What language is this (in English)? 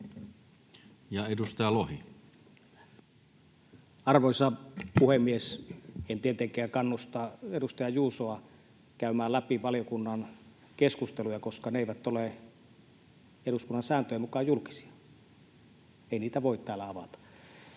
Finnish